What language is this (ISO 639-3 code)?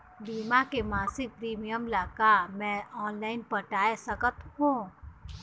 hne